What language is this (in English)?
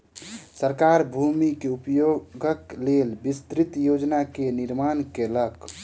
Maithili